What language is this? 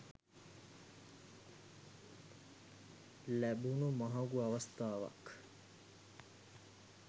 Sinhala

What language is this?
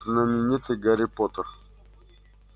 Russian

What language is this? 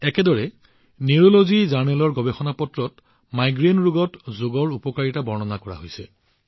Assamese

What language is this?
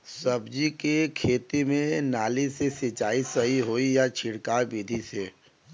Bhojpuri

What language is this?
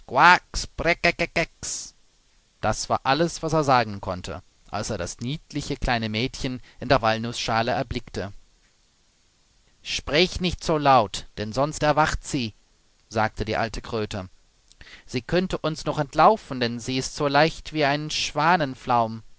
German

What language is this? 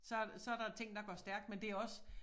Danish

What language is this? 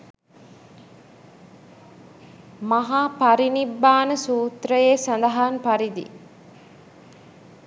Sinhala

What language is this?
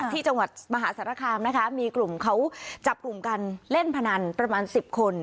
Thai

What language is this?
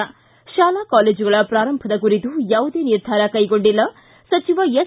Kannada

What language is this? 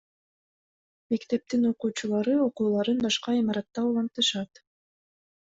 Kyrgyz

